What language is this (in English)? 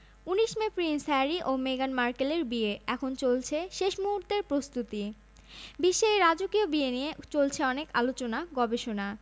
Bangla